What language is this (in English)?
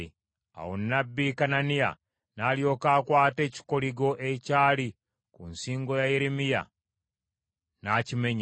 Ganda